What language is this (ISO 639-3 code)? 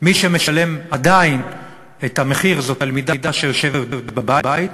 heb